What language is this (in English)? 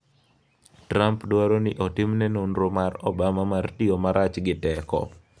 Luo (Kenya and Tanzania)